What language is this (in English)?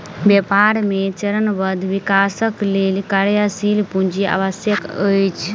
Maithili